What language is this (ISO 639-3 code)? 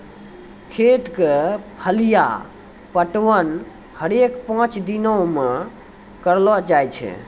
mai